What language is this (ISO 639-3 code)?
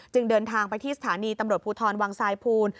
tha